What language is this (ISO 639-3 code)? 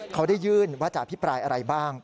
tha